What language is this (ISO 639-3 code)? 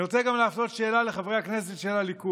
heb